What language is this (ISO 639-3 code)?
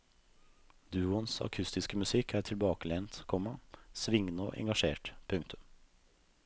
nor